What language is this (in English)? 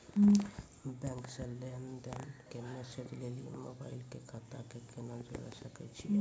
Maithili